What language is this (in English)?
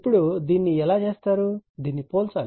Telugu